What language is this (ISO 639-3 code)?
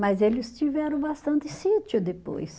por